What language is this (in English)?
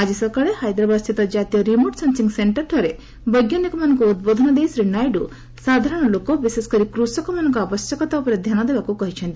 Odia